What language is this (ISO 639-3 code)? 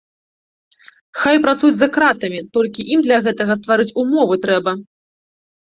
bel